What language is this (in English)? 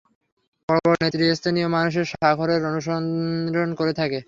Bangla